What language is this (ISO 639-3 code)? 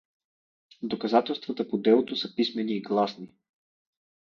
bul